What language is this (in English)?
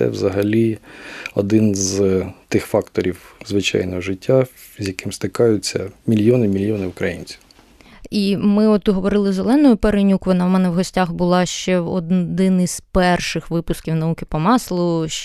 Ukrainian